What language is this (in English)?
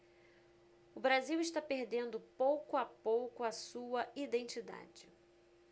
Portuguese